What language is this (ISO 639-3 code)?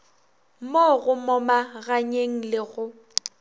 nso